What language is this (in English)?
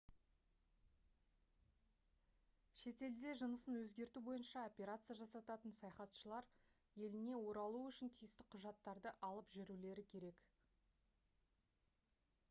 Kazakh